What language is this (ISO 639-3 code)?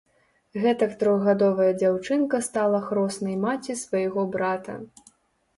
bel